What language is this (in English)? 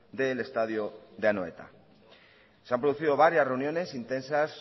Spanish